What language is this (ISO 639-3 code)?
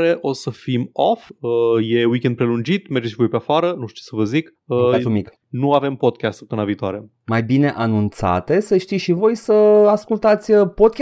ron